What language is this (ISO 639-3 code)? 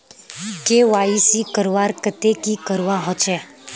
mag